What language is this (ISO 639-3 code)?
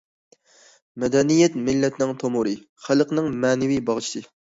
uig